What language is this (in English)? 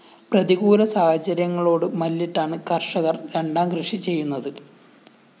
Malayalam